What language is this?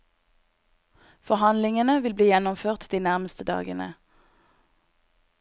Norwegian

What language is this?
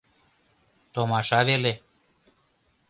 Mari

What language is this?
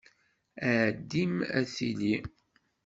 Kabyle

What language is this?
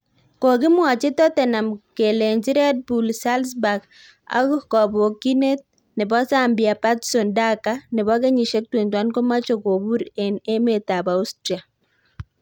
Kalenjin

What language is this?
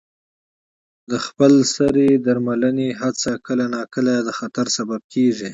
Pashto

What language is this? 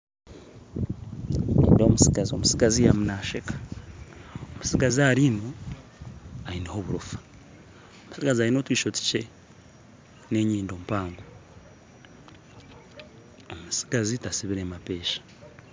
Nyankole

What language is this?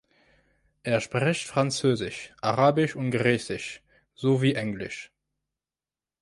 German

